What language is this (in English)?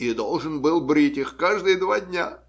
Russian